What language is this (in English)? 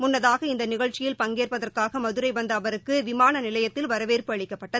Tamil